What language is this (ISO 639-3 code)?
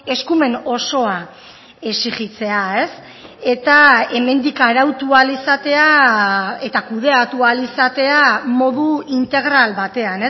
eus